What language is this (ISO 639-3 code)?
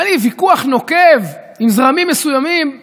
heb